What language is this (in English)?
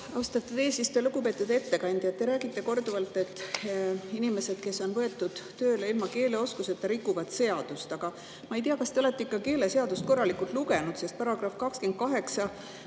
Estonian